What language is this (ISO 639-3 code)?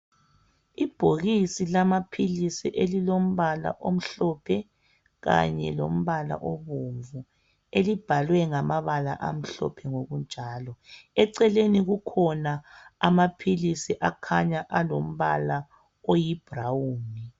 nde